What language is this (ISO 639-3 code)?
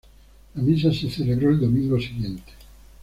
spa